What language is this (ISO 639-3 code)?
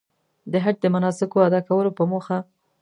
pus